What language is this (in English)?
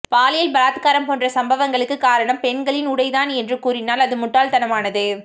Tamil